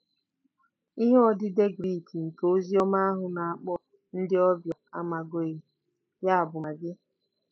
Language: Igbo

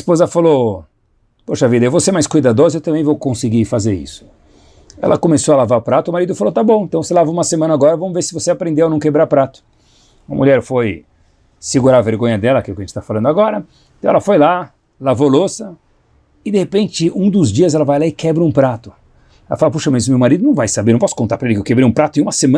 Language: Portuguese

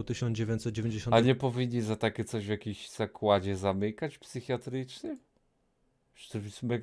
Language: Polish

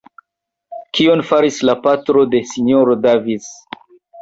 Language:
Esperanto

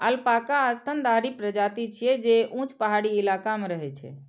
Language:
Maithili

